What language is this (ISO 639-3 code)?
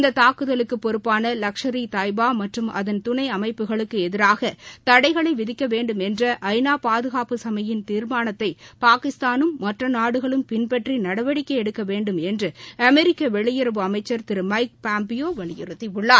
tam